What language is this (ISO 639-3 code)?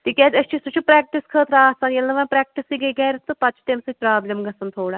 kas